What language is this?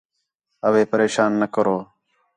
Khetrani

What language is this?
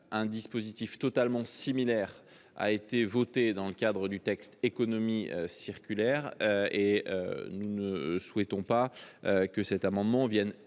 French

